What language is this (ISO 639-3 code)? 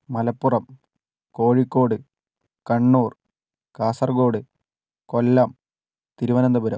mal